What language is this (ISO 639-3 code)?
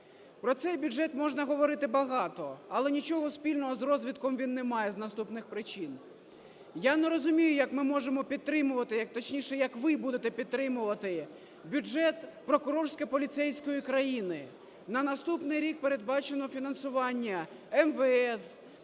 ukr